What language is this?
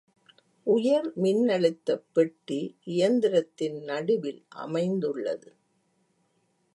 Tamil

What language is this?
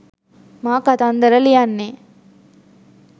Sinhala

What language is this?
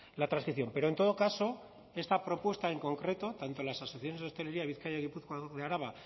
Spanish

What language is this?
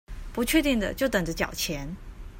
Chinese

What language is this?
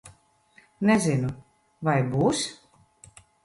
Latvian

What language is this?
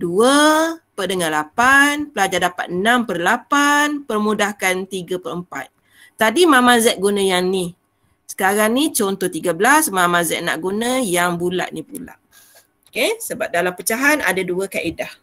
Malay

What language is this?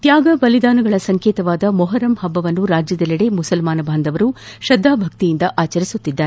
Kannada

